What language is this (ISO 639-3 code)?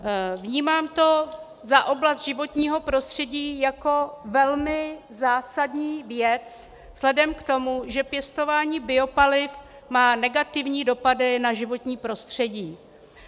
ces